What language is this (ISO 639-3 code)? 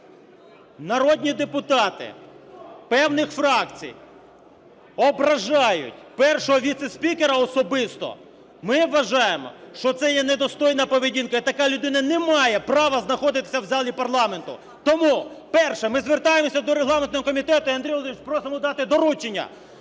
ukr